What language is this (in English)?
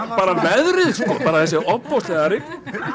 Icelandic